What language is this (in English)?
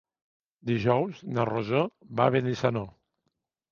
Catalan